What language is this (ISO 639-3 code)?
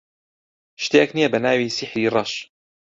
ckb